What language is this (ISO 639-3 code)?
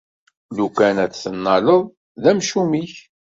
kab